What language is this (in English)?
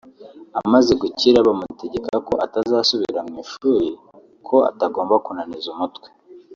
Kinyarwanda